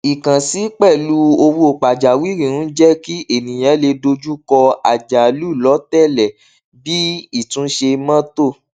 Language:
Yoruba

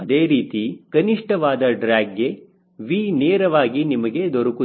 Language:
Kannada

